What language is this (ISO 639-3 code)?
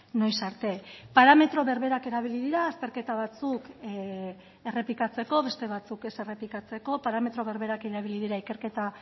eus